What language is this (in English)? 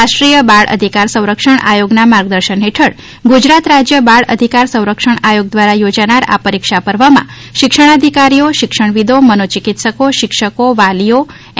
Gujarati